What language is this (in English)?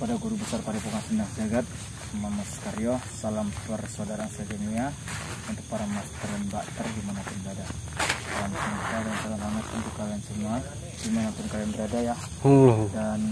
Indonesian